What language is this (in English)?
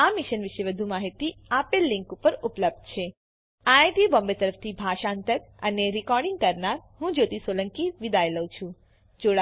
Gujarati